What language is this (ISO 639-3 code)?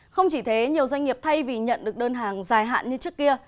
vie